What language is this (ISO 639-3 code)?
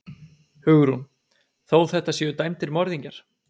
isl